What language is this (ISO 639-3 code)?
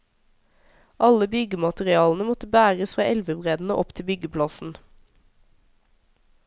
nor